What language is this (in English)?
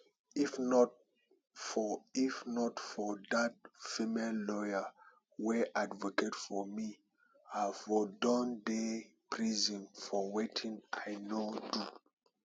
Nigerian Pidgin